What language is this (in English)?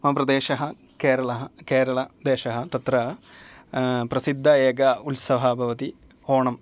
Sanskrit